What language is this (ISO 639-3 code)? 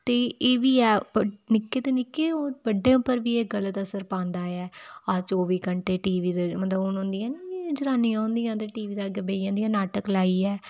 doi